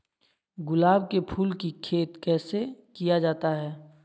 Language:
Magahi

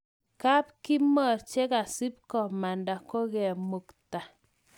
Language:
Kalenjin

